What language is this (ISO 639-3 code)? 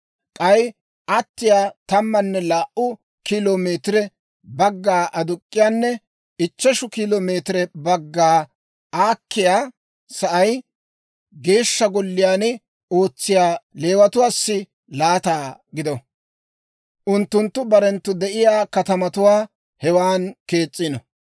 dwr